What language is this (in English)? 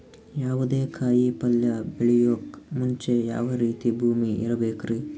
Kannada